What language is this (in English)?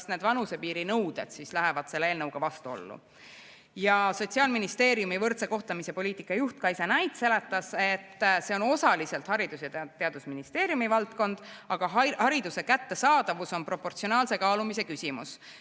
Estonian